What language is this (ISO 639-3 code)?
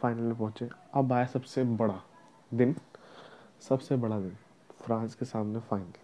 hin